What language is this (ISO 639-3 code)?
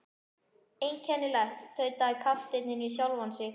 isl